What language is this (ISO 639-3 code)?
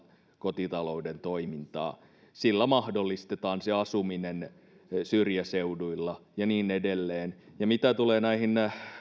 fin